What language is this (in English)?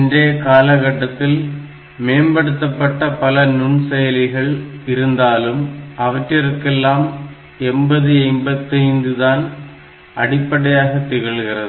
Tamil